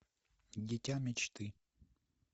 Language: Russian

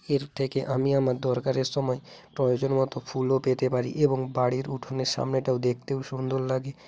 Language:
Bangla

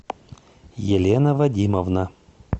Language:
Russian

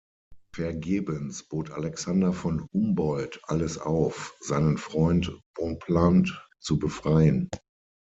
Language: German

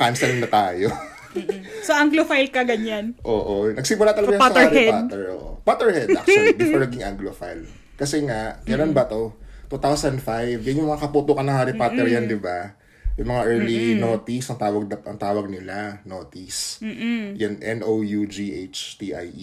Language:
Filipino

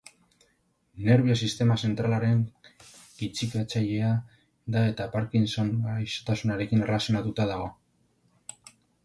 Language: Basque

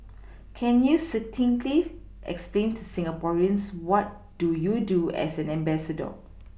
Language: English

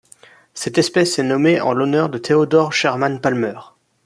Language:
French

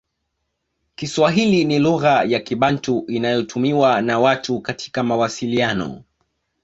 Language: Swahili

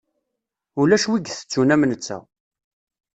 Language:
Kabyle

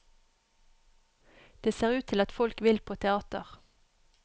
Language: Norwegian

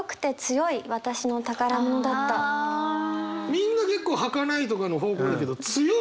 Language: Japanese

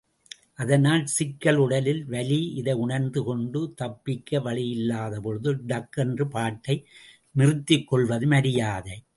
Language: Tamil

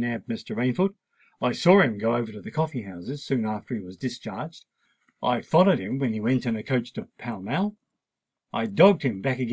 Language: English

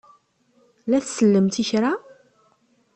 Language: Kabyle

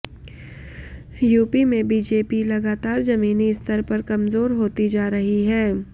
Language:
Hindi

